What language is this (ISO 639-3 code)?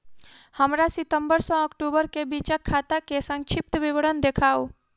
mai